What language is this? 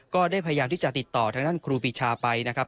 Thai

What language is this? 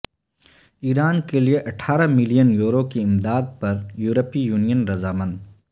Urdu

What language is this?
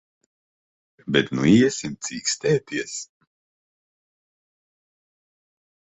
Latvian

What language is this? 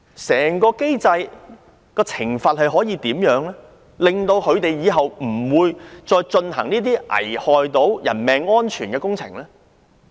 Cantonese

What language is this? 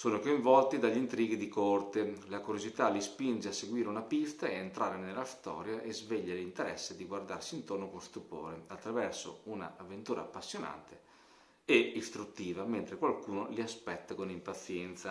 Italian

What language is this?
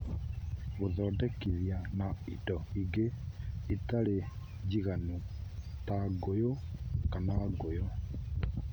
Kikuyu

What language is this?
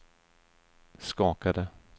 Swedish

